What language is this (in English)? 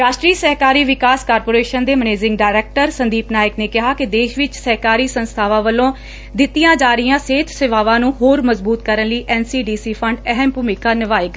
Punjabi